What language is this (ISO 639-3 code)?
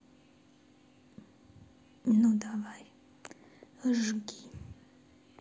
rus